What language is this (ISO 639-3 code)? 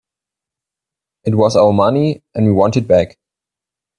eng